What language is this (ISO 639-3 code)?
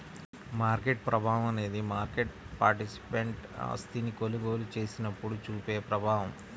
tel